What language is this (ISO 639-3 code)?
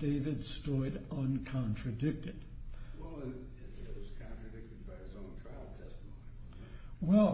eng